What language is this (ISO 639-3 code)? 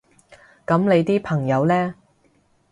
yue